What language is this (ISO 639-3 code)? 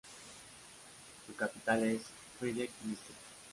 spa